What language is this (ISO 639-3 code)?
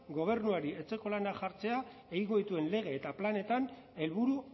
eus